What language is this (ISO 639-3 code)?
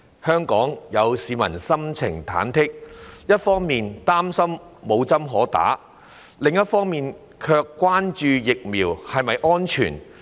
yue